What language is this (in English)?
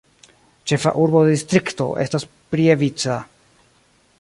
Esperanto